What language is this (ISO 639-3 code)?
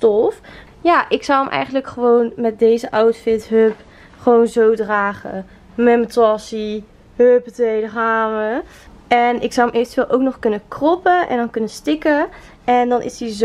nld